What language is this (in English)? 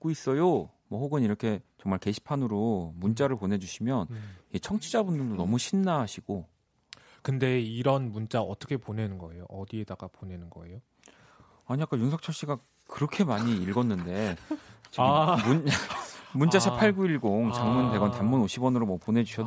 Korean